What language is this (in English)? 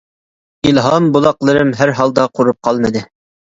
Uyghur